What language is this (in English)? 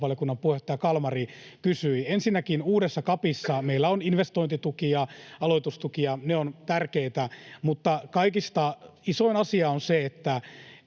Finnish